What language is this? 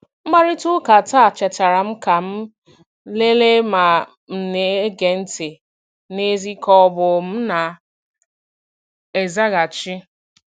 Igbo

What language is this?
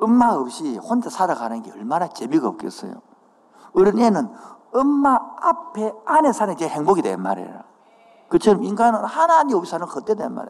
Korean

